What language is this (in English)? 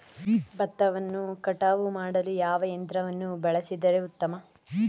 Kannada